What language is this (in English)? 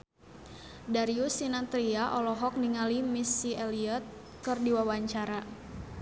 Sundanese